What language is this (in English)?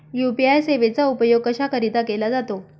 Marathi